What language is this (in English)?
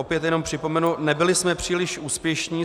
Czech